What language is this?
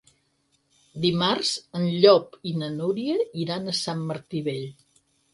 Catalan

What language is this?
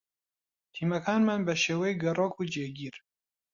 Central Kurdish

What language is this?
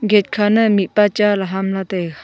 Wancho Naga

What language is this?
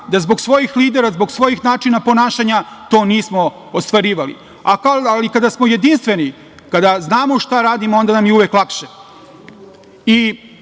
Serbian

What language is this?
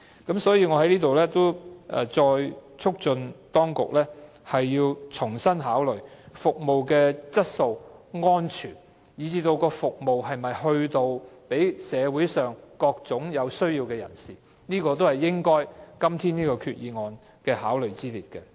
Cantonese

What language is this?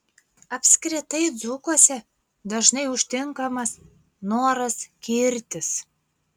Lithuanian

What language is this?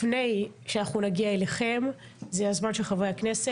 Hebrew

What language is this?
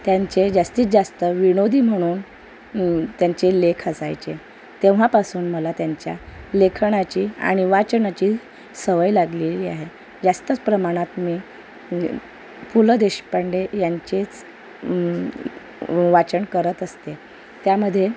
Marathi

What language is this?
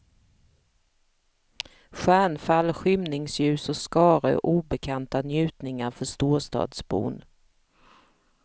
Swedish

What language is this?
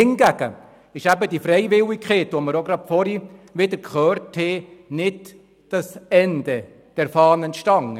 Swiss German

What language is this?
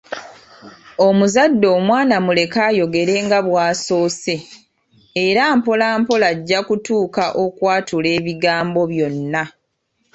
Ganda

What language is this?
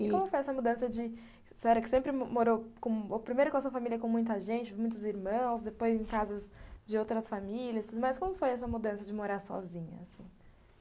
Portuguese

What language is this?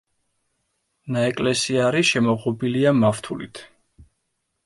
Georgian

